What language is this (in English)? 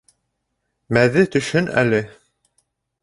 Bashkir